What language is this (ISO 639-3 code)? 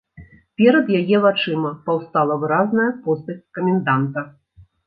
bel